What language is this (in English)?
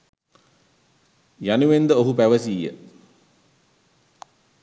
Sinhala